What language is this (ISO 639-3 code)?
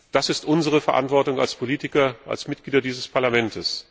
deu